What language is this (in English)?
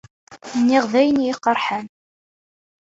Kabyle